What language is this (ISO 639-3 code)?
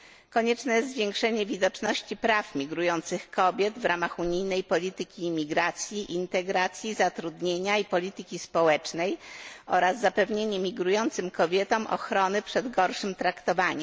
pol